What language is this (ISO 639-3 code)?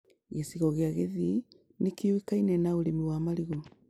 kik